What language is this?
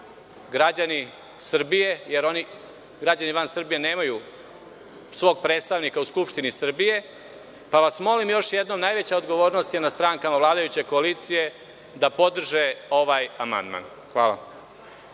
Serbian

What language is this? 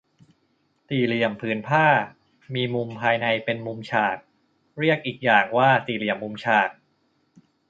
Thai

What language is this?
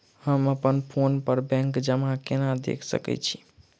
Maithili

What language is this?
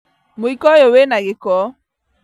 Kikuyu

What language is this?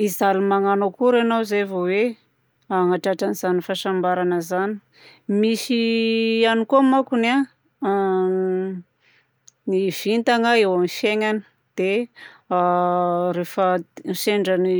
Southern Betsimisaraka Malagasy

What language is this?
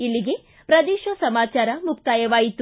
Kannada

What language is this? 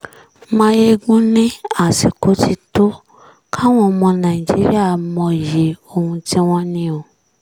Yoruba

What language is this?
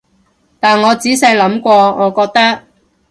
Cantonese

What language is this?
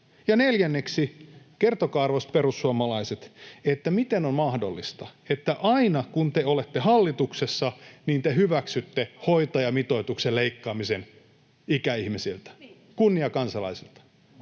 Finnish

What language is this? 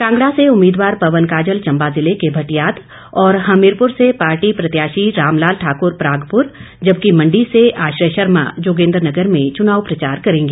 Hindi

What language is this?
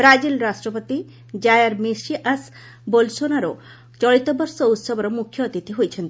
Odia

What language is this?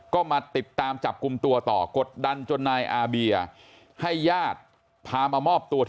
Thai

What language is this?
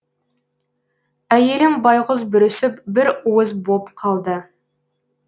Kazakh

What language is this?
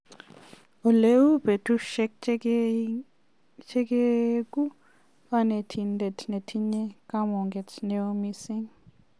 Kalenjin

